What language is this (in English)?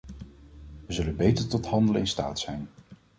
Dutch